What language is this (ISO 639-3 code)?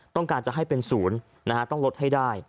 tha